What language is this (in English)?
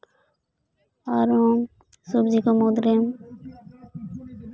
Santali